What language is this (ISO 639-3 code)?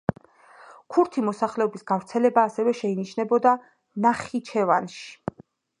kat